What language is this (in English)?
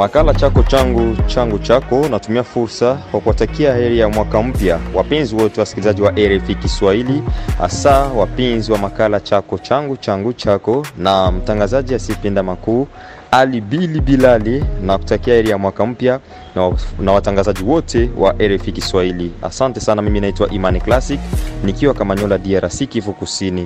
Swahili